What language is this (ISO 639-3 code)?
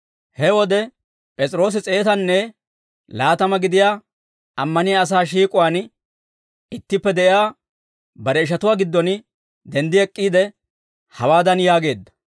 dwr